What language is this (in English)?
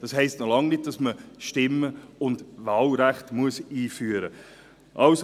Swiss German